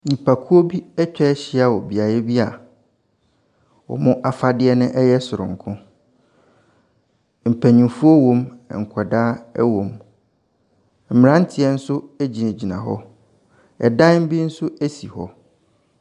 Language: Akan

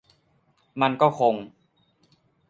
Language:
Thai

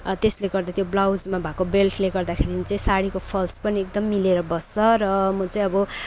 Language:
Nepali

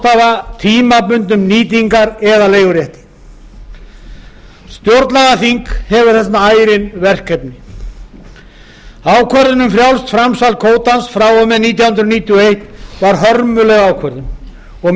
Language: Icelandic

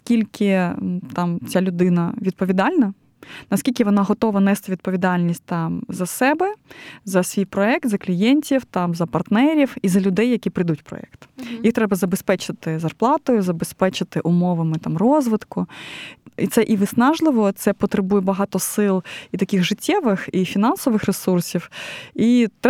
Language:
Ukrainian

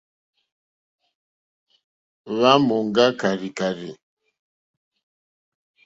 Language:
Mokpwe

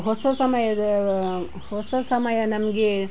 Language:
Kannada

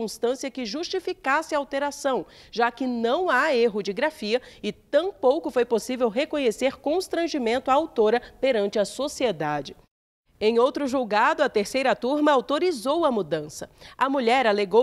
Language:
Portuguese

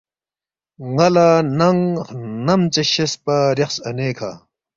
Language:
Balti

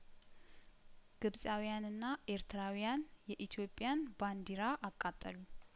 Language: Amharic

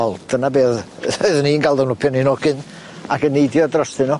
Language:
Welsh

